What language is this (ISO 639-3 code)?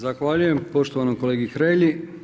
hrv